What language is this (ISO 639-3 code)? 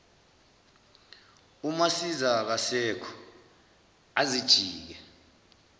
zul